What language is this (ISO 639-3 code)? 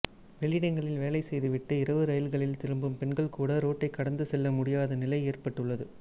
tam